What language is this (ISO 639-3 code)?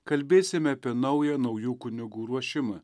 lit